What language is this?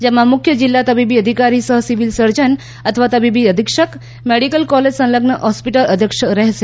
Gujarati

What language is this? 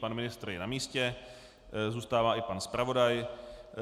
Czech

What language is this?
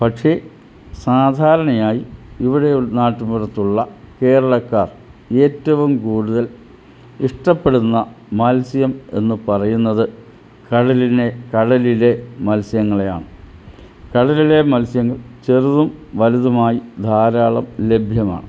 Malayalam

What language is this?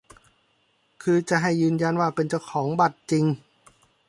Thai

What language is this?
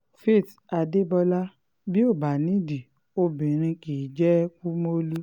Yoruba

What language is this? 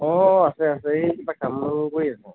Assamese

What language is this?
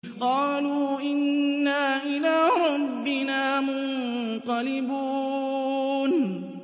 Arabic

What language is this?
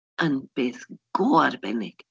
Welsh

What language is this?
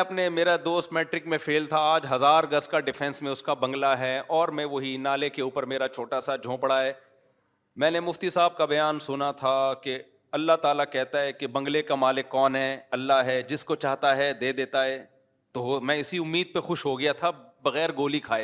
Urdu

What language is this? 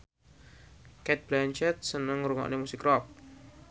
Javanese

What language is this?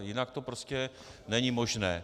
Czech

